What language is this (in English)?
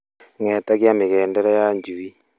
Kikuyu